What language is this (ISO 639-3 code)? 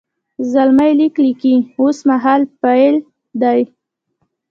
pus